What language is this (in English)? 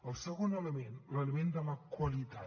Catalan